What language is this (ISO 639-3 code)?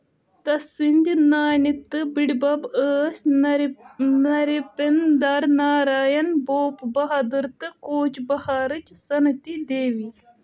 kas